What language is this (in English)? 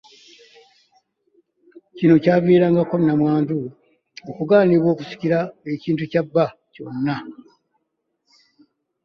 Ganda